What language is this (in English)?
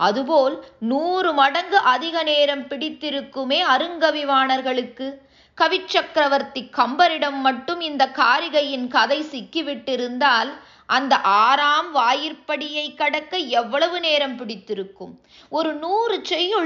Tamil